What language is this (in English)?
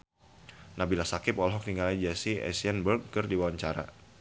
Sundanese